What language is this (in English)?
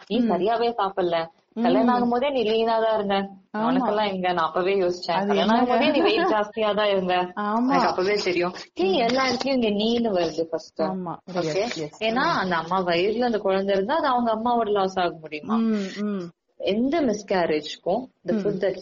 Tamil